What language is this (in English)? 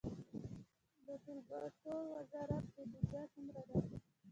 Pashto